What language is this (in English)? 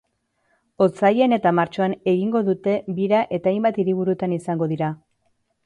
Basque